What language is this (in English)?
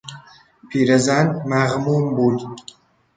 Persian